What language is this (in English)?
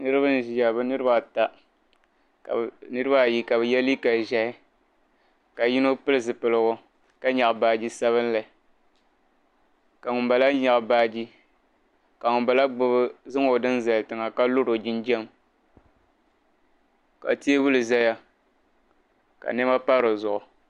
Dagbani